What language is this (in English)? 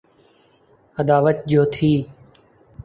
Urdu